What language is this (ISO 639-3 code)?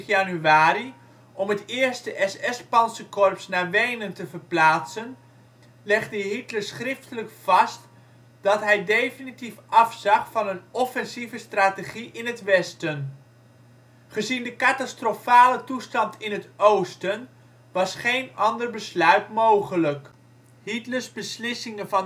nld